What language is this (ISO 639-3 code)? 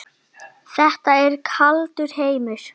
isl